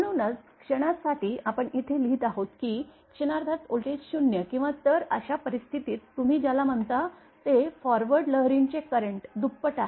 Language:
Marathi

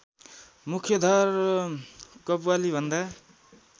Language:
Nepali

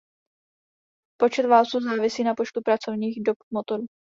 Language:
Czech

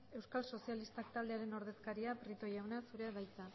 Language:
Basque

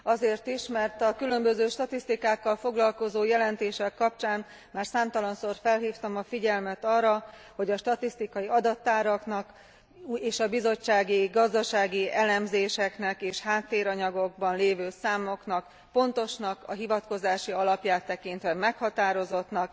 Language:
Hungarian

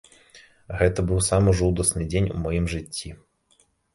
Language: Belarusian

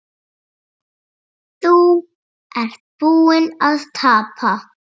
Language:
Icelandic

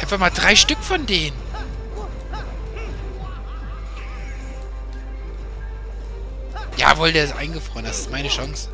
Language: German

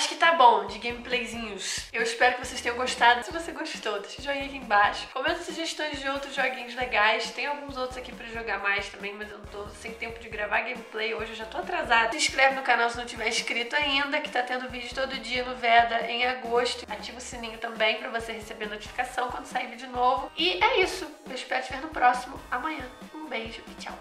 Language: Portuguese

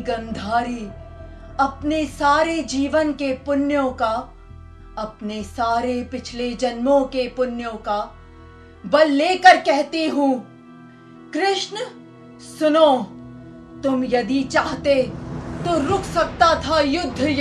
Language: Hindi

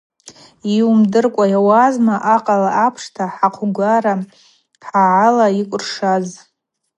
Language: Abaza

